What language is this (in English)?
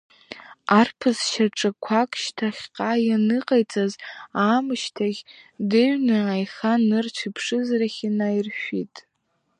Abkhazian